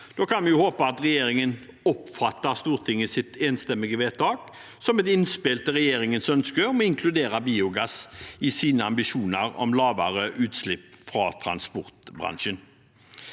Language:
Norwegian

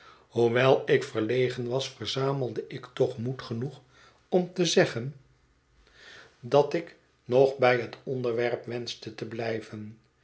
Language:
Dutch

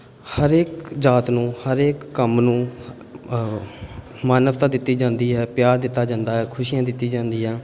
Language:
Punjabi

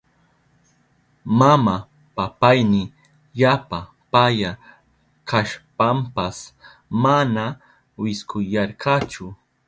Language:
Southern Pastaza Quechua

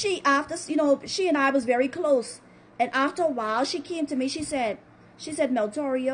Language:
English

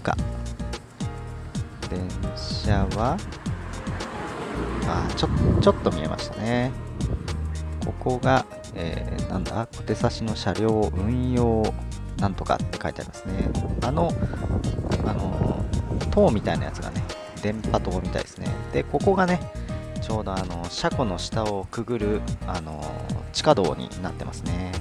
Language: Japanese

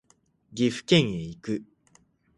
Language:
Japanese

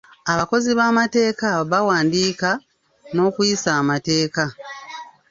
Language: Ganda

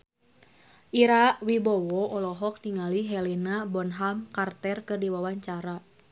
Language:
Sundanese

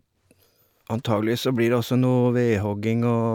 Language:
Norwegian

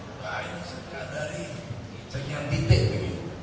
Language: Indonesian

